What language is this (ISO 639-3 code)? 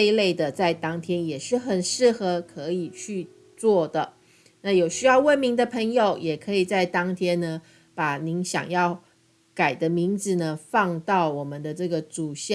zho